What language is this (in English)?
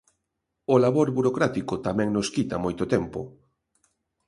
Galician